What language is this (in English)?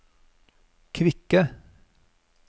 Norwegian